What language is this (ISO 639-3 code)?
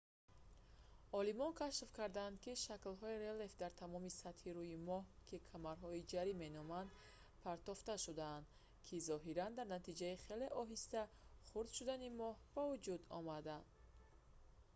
tgk